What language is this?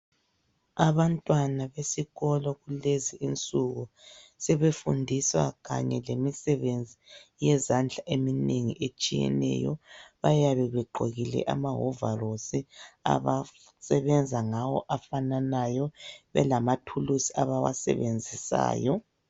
North Ndebele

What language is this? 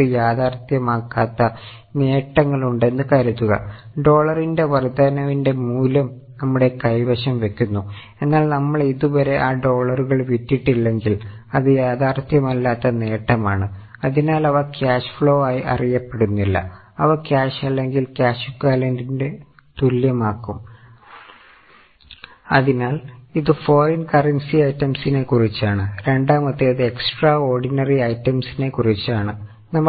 Malayalam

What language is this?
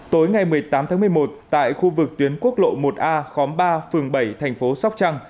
Vietnamese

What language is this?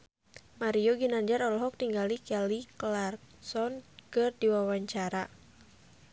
Sundanese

